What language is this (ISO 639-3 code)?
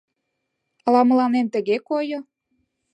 chm